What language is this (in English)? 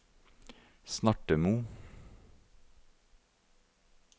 Norwegian